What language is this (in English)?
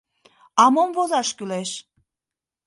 Mari